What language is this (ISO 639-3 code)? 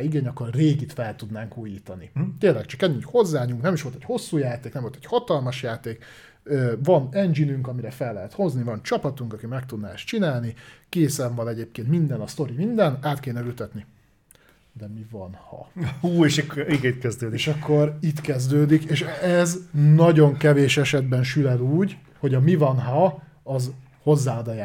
hun